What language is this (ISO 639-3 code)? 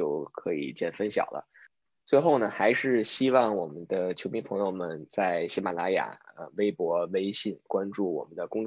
zho